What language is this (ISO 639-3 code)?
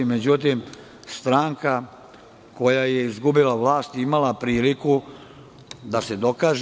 srp